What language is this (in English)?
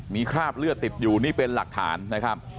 Thai